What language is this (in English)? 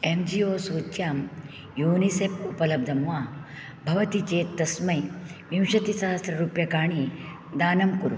Sanskrit